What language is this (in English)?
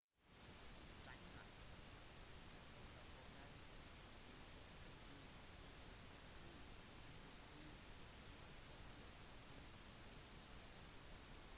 Norwegian Bokmål